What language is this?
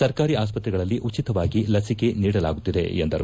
Kannada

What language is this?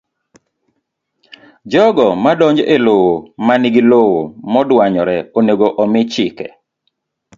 Luo (Kenya and Tanzania)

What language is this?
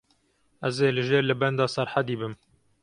Kurdish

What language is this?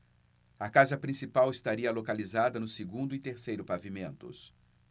Portuguese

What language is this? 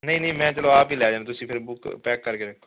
Punjabi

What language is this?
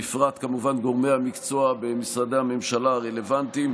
Hebrew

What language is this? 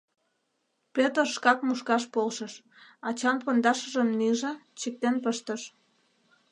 Mari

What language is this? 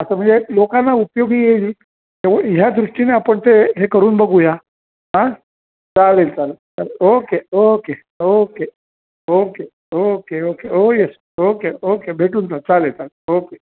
Marathi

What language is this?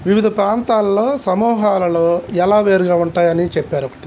Telugu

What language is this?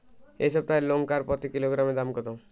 Bangla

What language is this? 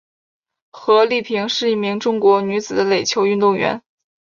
Chinese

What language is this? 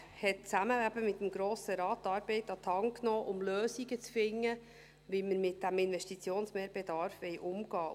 Swiss German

